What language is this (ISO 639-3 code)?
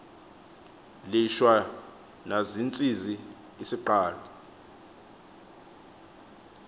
xho